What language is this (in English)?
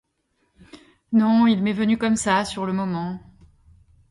French